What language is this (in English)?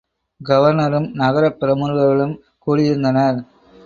Tamil